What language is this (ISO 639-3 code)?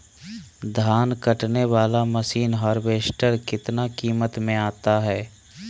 mag